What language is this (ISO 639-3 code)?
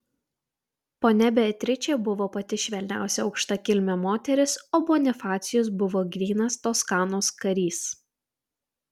lit